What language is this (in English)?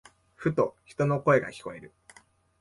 Japanese